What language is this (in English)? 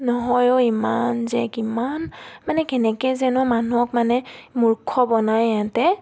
Assamese